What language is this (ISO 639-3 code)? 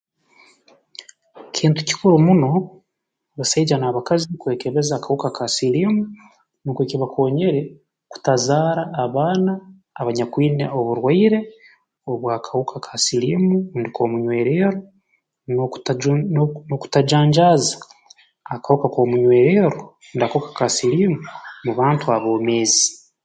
ttj